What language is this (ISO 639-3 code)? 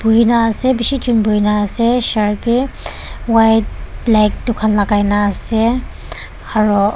nag